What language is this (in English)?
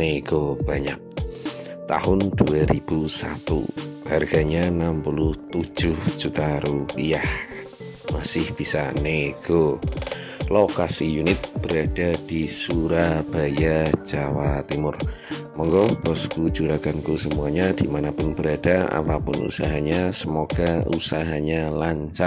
Indonesian